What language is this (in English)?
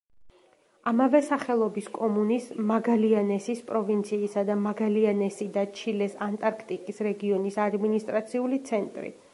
Georgian